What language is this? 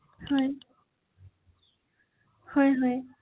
Assamese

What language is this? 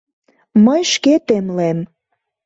Mari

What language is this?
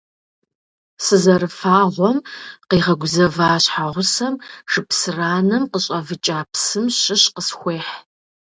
Kabardian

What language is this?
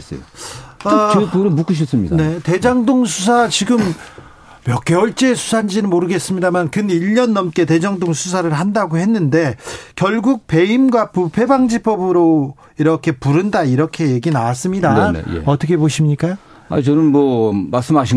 Korean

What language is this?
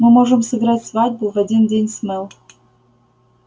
Russian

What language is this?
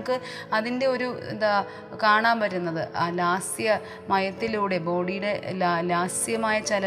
Malayalam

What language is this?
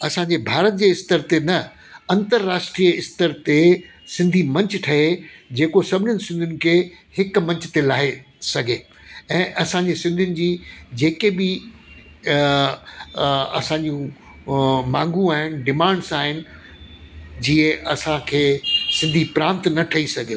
Sindhi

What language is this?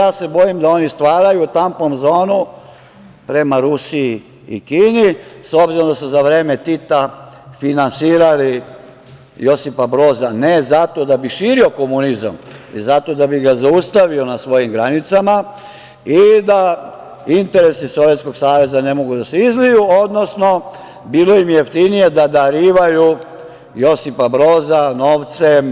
Serbian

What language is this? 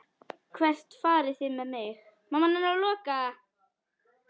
Icelandic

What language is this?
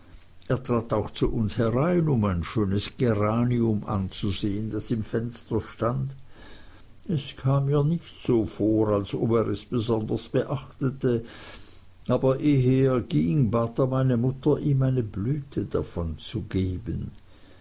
German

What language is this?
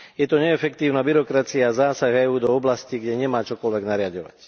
Slovak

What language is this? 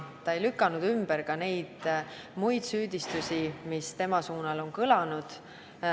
Estonian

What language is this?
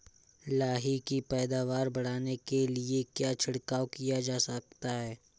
Hindi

